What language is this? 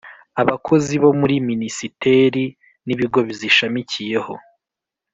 Kinyarwanda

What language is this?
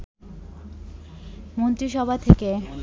Bangla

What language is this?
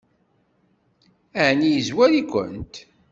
Kabyle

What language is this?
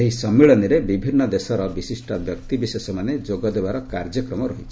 Odia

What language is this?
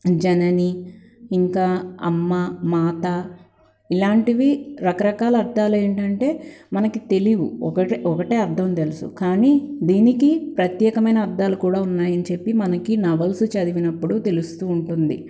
Telugu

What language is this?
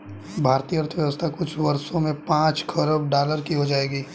Hindi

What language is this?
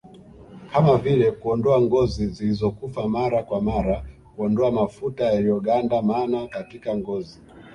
Swahili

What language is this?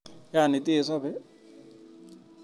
Kalenjin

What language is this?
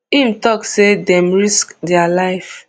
Nigerian Pidgin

